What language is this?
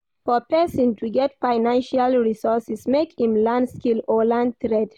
Nigerian Pidgin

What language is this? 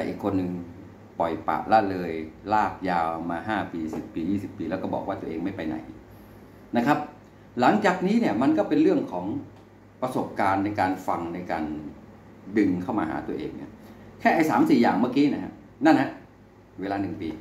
Thai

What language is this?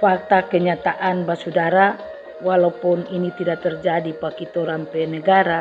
Indonesian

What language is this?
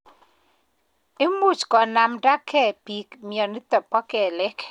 Kalenjin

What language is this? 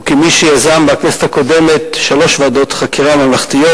Hebrew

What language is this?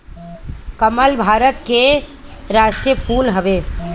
Bhojpuri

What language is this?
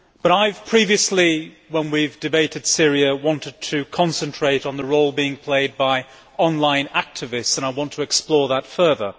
English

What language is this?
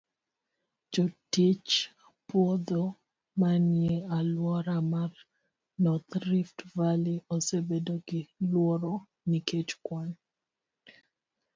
Luo (Kenya and Tanzania)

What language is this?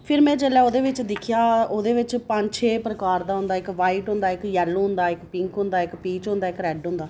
Dogri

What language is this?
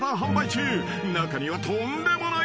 Japanese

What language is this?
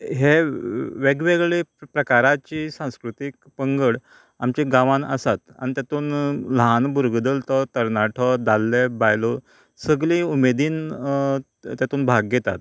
Konkani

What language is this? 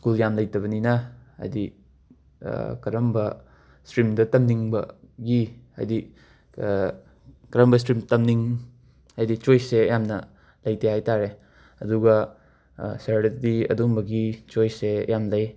Manipuri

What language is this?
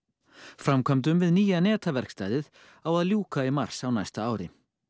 Icelandic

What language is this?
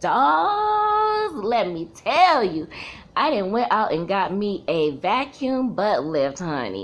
English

